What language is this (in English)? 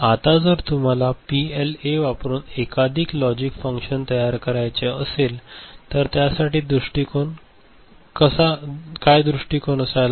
Marathi